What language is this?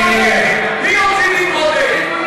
Hebrew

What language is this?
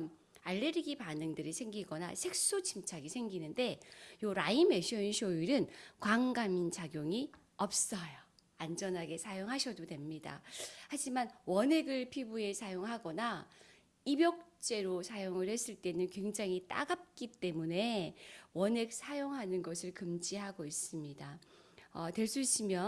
Korean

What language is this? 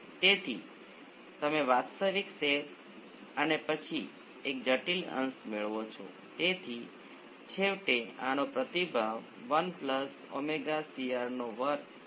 Gujarati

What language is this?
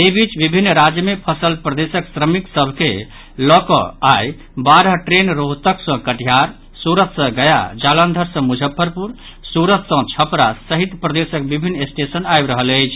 Maithili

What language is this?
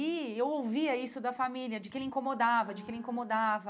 Portuguese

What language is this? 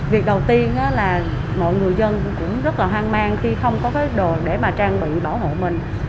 Vietnamese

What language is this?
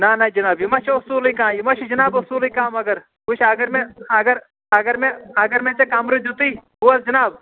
Kashmiri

